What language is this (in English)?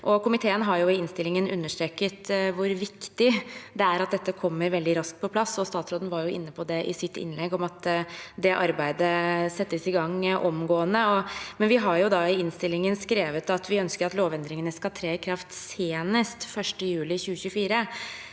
Norwegian